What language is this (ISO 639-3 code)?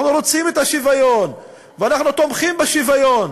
heb